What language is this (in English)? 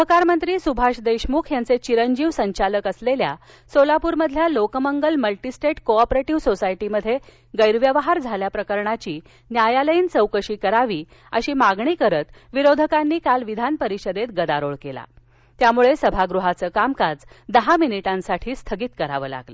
Marathi